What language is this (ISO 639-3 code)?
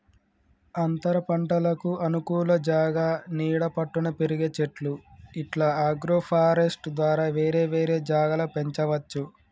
tel